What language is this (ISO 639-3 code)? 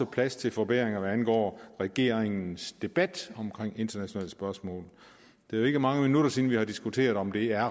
dan